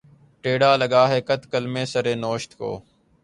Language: Urdu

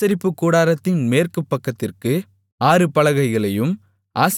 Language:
Tamil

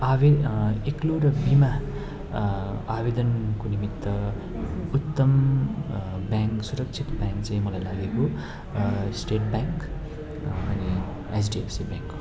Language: Nepali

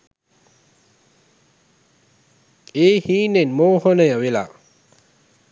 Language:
Sinhala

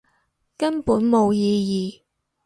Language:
Cantonese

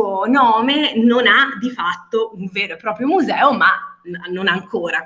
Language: Italian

